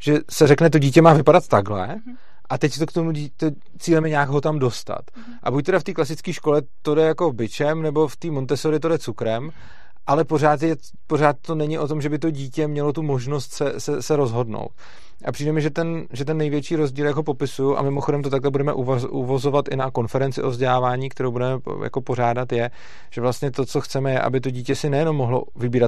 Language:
Czech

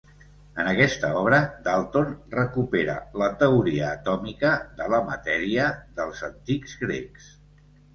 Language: Catalan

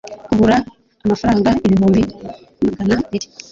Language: Kinyarwanda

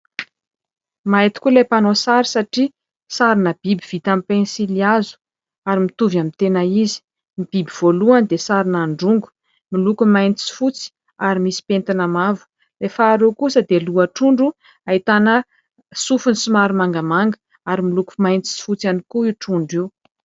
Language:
Malagasy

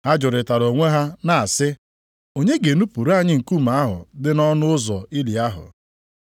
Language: Igbo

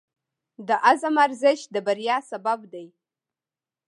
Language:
Pashto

